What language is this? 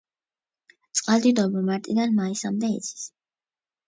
Georgian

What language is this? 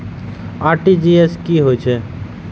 Maithili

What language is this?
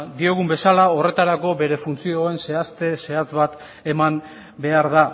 Basque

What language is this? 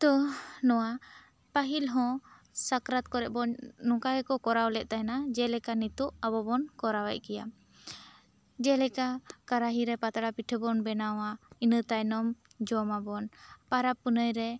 Santali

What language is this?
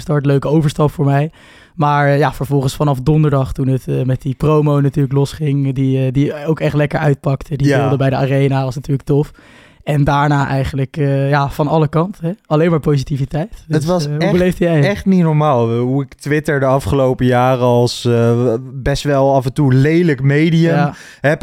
Dutch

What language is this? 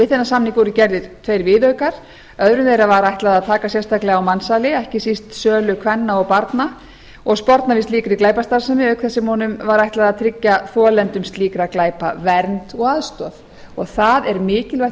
Icelandic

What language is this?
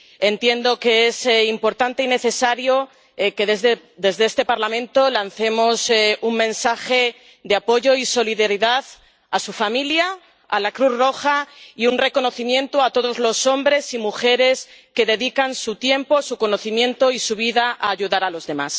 Spanish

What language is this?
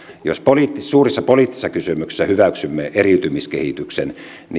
Finnish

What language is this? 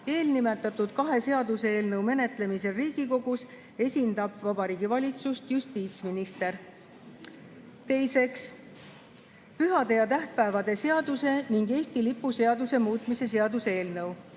Estonian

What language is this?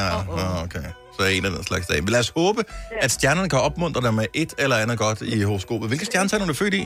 Danish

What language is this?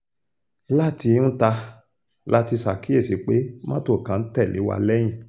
Yoruba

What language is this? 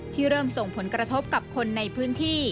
Thai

